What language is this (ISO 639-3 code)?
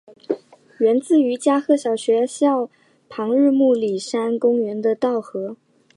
zho